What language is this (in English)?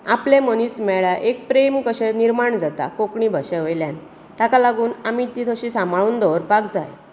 Konkani